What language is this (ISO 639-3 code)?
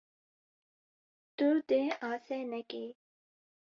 kur